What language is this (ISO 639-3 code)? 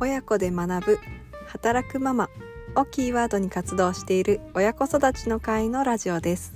jpn